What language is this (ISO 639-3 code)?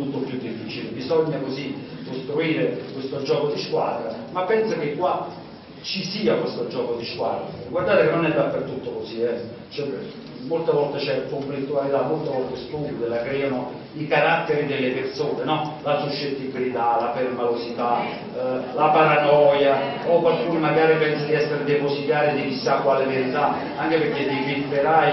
ita